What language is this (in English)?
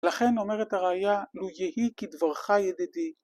Hebrew